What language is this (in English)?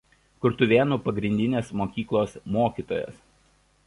Lithuanian